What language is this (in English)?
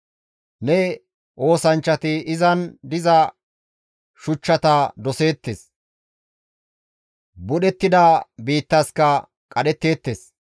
Gamo